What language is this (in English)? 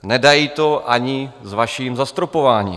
Czech